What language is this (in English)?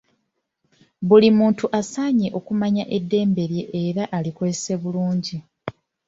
Ganda